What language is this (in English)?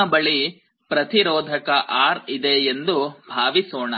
Kannada